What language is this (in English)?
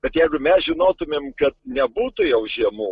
Lithuanian